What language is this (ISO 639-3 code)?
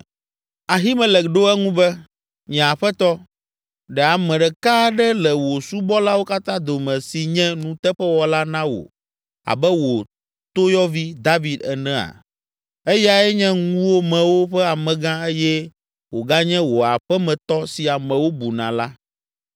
ewe